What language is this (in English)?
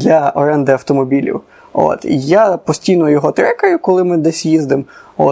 Ukrainian